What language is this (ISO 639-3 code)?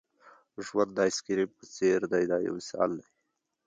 pus